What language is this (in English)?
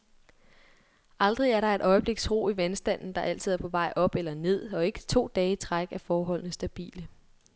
Danish